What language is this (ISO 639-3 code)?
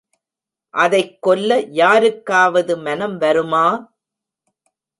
tam